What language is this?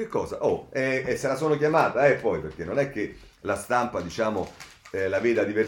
Italian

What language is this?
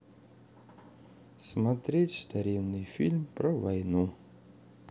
Russian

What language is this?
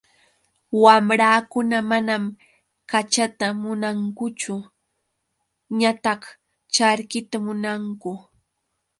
Yauyos Quechua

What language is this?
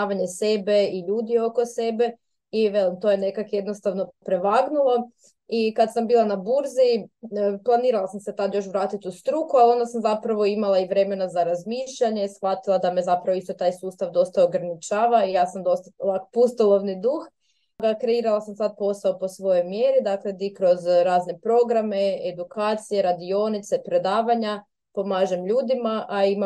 Croatian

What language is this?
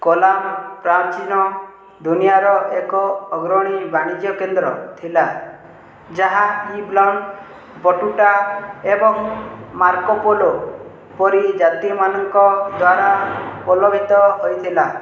Odia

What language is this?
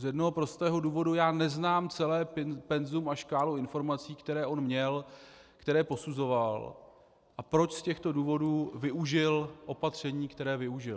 Czech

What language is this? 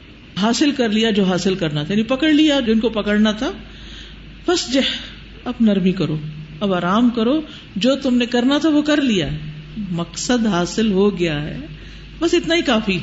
Urdu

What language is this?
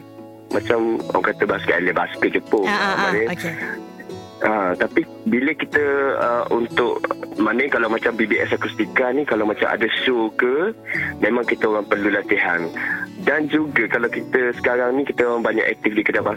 Malay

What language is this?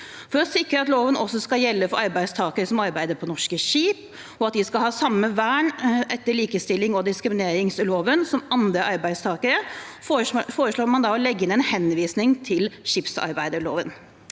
Norwegian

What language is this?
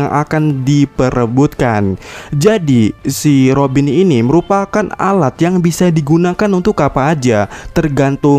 Indonesian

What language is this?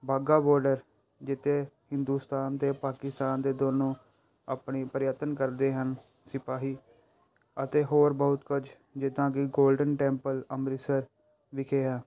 Punjabi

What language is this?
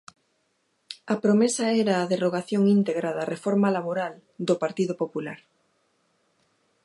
Galician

